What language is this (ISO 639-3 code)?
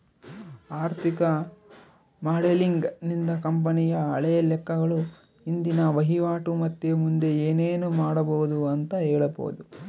kan